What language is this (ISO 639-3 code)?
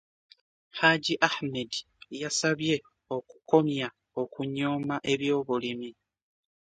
lug